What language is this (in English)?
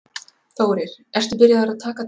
Icelandic